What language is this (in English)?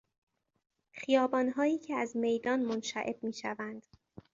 Persian